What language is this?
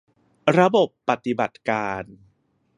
Thai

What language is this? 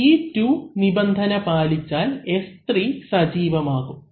Malayalam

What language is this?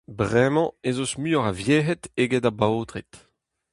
Breton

